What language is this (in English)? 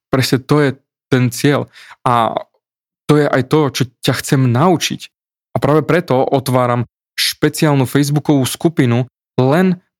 Slovak